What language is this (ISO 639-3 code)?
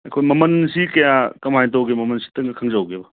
mni